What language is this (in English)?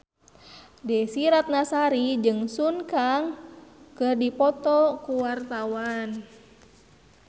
Sundanese